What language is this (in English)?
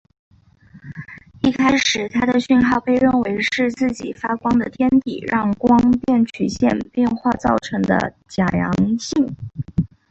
Chinese